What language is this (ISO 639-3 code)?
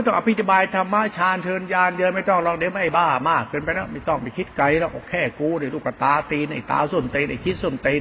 tha